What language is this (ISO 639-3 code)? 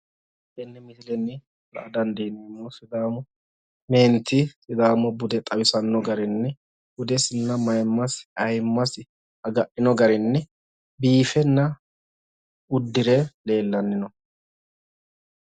sid